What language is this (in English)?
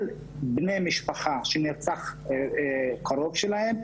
Hebrew